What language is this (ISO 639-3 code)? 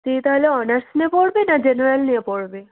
ben